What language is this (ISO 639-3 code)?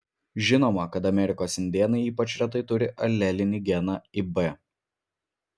lit